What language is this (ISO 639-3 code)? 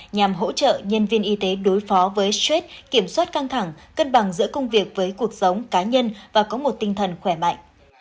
vie